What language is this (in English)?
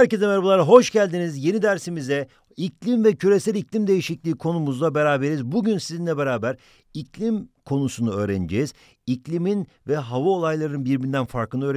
Turkish